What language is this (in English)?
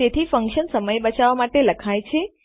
Gujarati